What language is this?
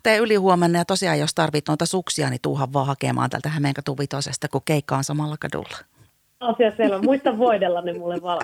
Finnish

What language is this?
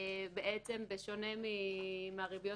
Hebrew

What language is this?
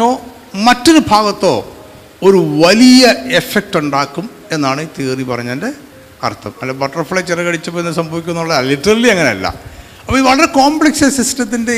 Malayalam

